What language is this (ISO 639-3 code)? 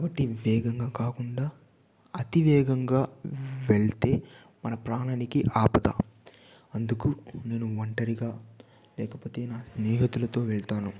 tel